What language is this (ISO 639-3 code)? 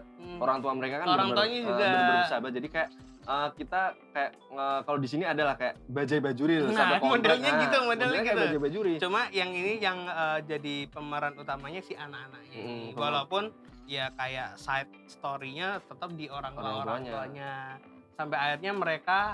ind